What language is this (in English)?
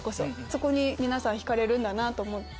Japanese